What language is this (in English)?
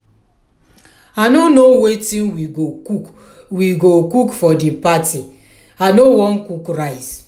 Nigerian Pidgin